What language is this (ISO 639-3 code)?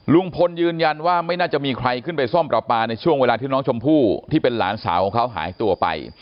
tha